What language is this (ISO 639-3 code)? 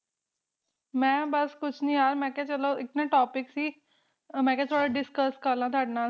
pan